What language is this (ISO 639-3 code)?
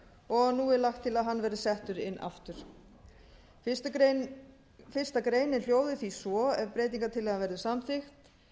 isl